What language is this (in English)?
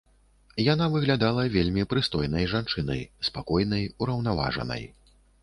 Belarusian